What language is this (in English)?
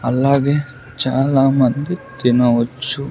Telugu